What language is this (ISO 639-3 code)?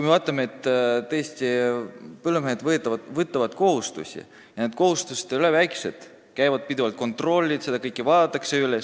est